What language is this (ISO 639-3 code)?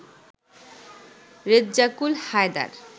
ben